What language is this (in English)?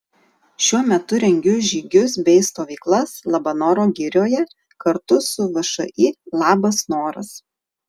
Lithuanian